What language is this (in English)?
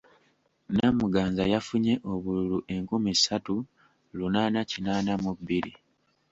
Ganda